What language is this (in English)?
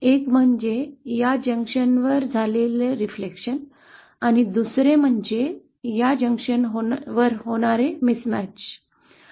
Marathi